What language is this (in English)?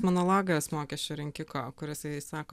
Lithuanian